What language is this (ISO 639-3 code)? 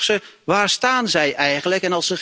nld